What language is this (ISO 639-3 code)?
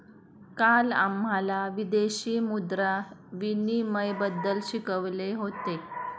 mar